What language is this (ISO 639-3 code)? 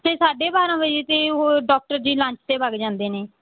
pan